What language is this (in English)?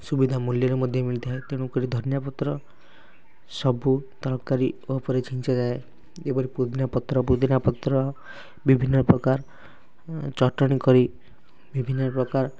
Odia